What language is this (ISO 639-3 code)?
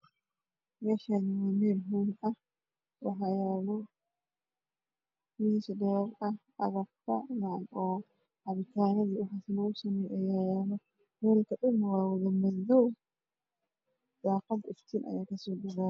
som